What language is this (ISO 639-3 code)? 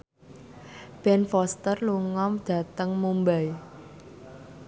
jav